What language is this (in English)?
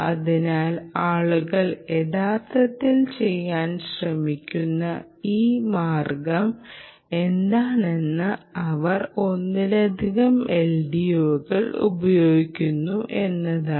Malayalam